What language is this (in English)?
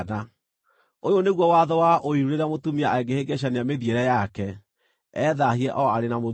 Kikuyu